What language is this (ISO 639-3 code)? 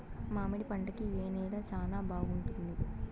tel